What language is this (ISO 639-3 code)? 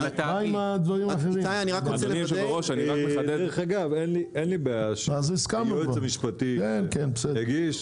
heb